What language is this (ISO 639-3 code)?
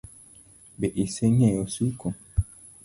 luo